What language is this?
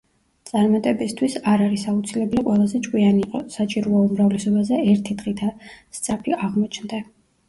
Georgian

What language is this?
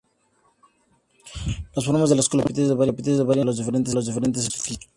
Spanish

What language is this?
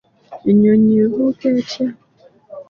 Ganda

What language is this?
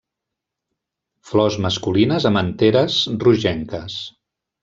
Catalan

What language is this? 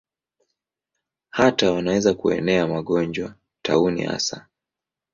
Swahili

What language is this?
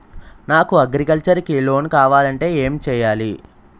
Telugu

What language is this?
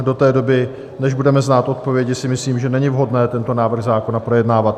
Czech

